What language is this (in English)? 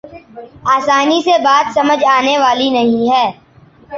Urdu